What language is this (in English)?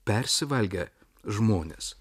Lithuanian